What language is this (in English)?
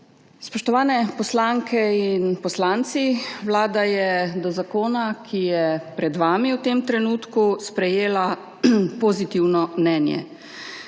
Slovenian